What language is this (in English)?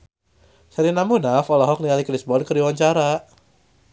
Sundanese